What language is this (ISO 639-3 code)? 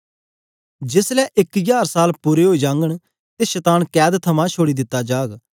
doi